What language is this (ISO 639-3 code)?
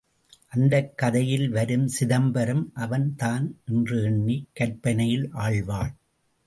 tam